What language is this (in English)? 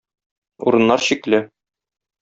Tatar